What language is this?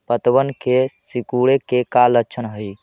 Magahi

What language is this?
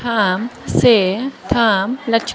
Bodo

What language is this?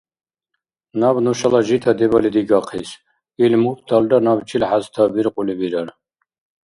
Dargwa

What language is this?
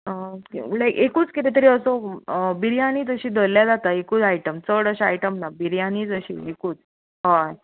Konkani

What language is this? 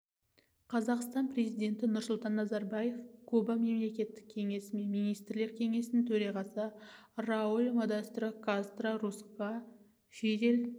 Kazakh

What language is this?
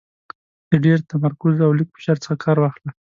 Pashto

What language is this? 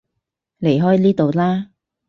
Cantonese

